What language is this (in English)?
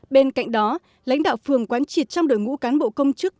Vietnamese